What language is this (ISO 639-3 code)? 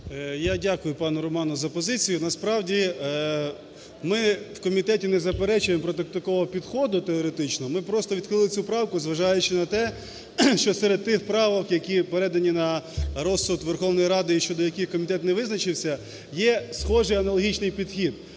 ukr